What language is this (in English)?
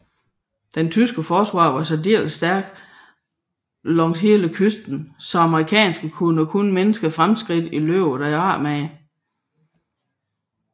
Danish